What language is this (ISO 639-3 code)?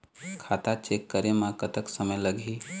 hne